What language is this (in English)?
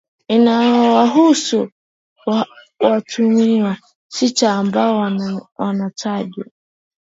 Swahili